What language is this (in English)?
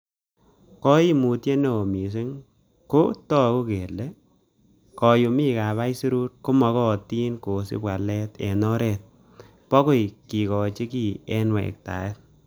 Kalenjin